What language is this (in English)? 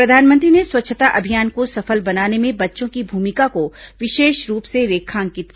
Hindi